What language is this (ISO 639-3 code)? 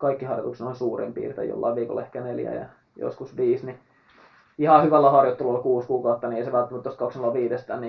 fin